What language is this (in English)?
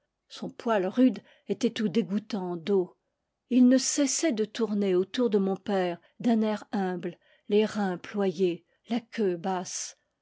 French